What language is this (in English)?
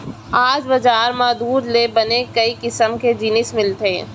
Chhattisgarhi